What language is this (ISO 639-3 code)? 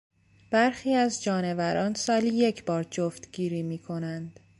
fas